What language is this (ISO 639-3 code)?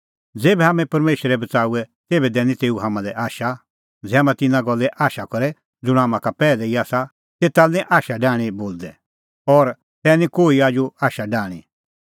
kfx